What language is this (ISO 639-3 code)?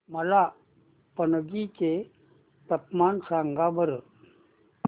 mar